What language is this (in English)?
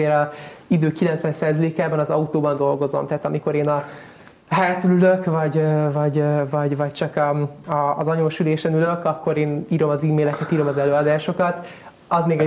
Hungarian